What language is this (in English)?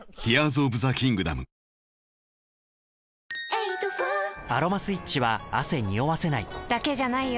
Japanese